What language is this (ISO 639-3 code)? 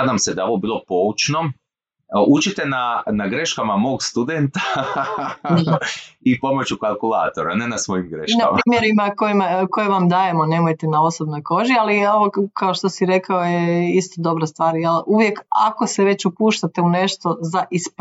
hrv